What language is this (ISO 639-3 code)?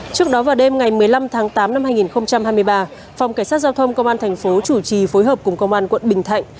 vie